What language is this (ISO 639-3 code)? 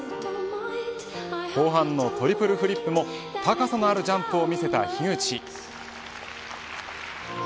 jpn